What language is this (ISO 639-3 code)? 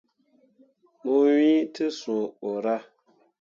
mua